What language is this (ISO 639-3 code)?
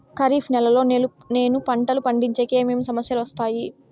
tel